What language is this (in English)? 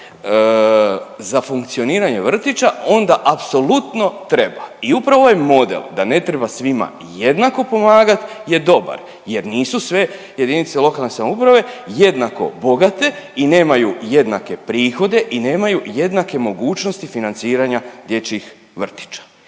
Croatian